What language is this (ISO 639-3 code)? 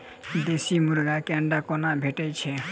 mai